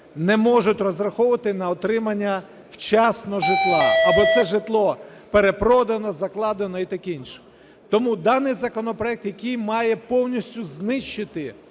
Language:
Ukrainian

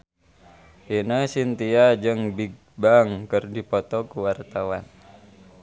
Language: Sundanese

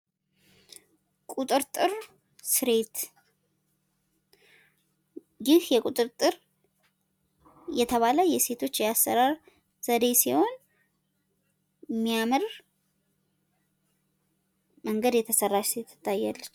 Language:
Amharic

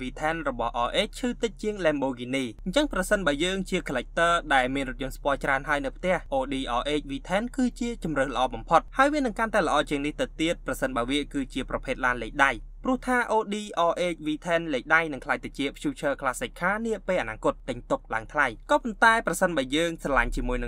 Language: Thai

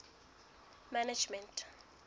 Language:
Southern Sotho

